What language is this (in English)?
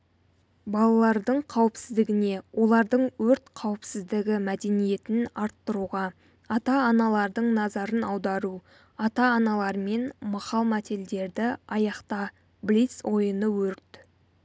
Kazakh